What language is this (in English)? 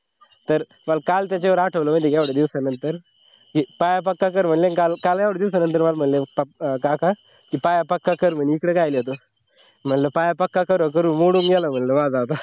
Marathi